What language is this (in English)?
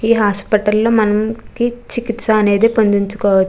Telugu